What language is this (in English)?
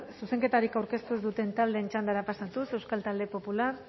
Basque